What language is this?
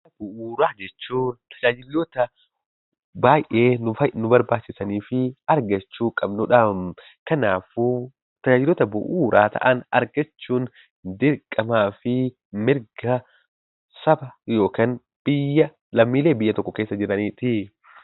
Oromo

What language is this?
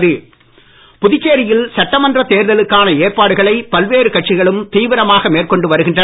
Tamil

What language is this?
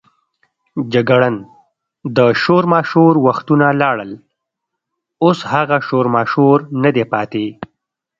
Pashto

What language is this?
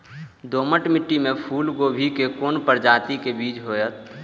Maithili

